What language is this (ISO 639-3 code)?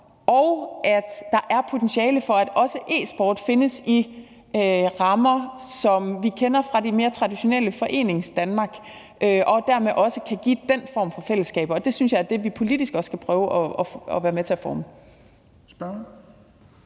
dan